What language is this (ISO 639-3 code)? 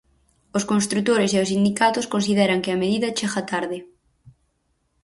glg